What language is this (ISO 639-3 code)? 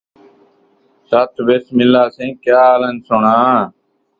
skr